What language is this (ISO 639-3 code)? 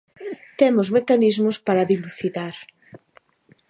glg